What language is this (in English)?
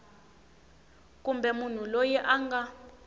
Tsonga